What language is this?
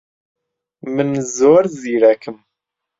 Central Kurdish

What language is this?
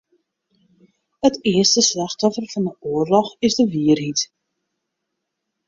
Western Frisian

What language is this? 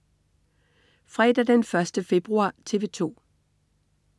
Danish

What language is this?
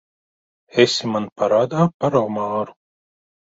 Latvian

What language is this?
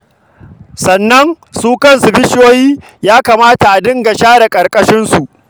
Hausa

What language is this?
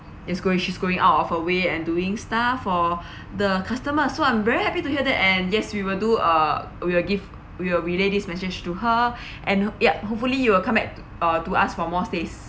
English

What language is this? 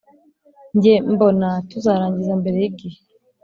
Kinyarwanda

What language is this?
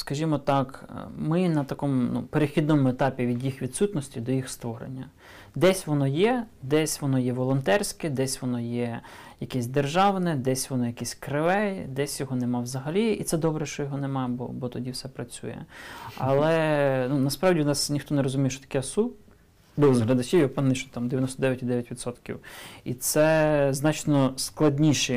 Ukrainian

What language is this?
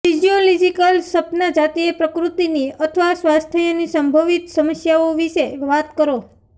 Gujarati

